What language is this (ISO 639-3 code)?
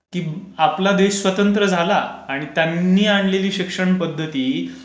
mar